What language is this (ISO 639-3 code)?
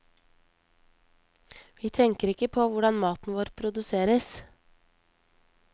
nor